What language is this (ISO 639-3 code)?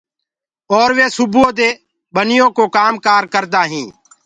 ggg